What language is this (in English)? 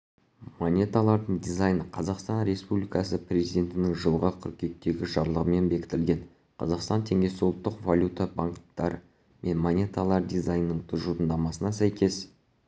Kazakh